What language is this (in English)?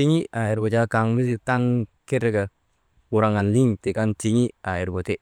Maba